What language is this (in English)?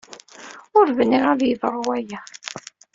Kabyle